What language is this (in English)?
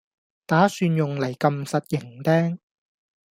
Cantonese